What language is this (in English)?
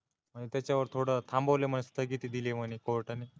Marathi